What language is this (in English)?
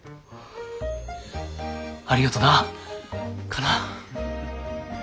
Japanese